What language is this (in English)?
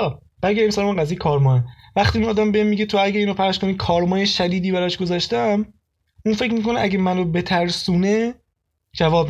Persian